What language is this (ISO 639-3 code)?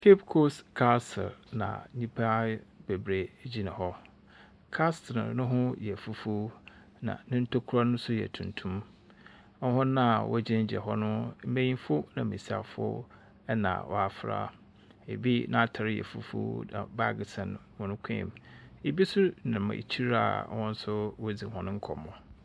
aka